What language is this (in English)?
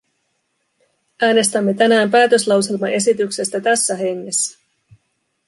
Finnish